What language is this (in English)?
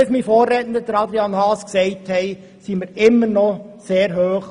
Swiss German